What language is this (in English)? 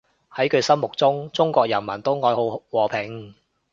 Cantonese